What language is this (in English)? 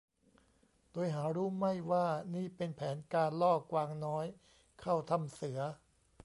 Thai